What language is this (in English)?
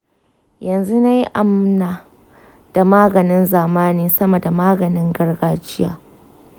Hausa